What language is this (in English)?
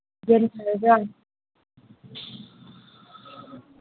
Manipuri